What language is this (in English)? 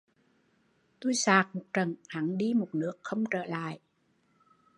Vietnamese